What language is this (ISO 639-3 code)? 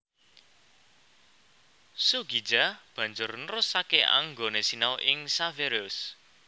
jav